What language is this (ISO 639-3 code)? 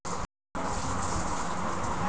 bho